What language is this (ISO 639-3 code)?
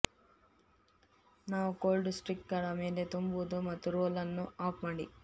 kan